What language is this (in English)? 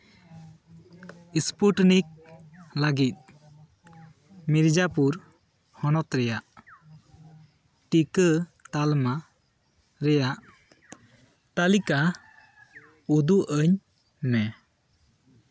Santali